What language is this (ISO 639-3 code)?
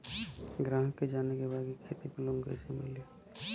bho